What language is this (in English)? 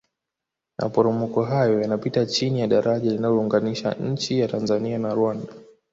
Swahili